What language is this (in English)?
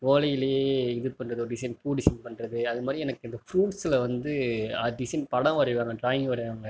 Tamil